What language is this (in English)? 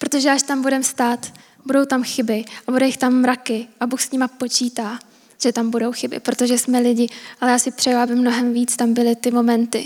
Czech